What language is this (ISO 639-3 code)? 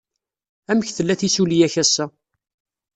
kab